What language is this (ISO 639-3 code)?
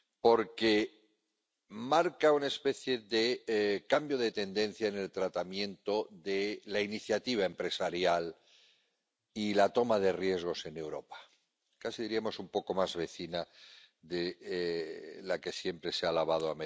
spa